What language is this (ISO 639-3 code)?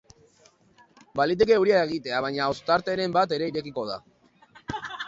eus